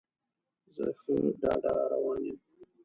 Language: Pashto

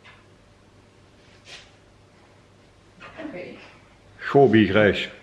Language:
Dutch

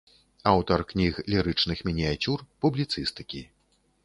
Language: Belarusian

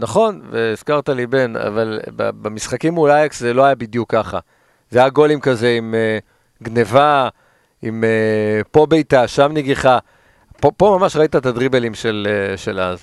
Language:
Hebrew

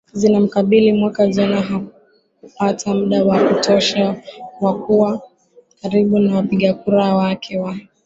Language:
Swahili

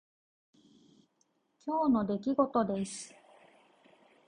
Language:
Japanese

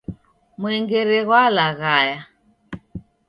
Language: Taita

